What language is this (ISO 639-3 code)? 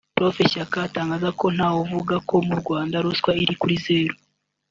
kin